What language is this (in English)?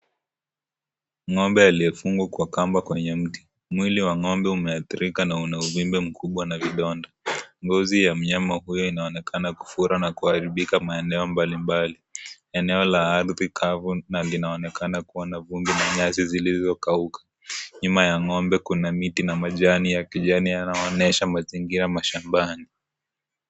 Swahili